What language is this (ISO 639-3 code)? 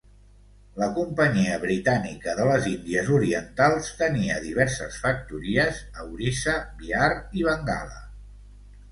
cat